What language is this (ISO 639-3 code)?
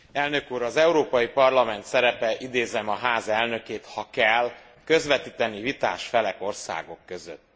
hun